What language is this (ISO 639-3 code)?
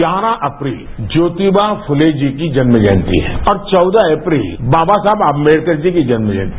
hin